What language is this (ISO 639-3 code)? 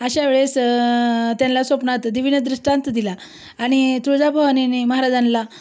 mar